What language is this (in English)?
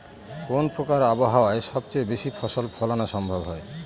Bangla